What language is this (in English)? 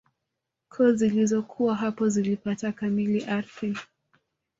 Swahili